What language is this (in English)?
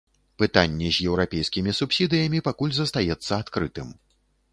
Belarusian